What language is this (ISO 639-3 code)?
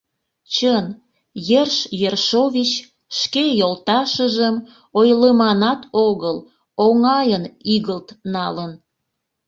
chm